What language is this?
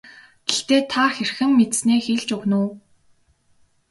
Mongolian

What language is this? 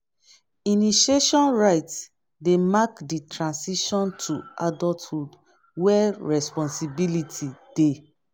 Nigerian Pidgin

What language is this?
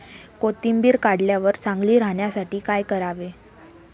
Marathi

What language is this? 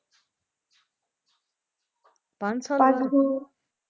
Punjabi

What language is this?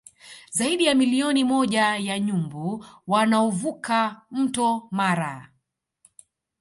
Swahili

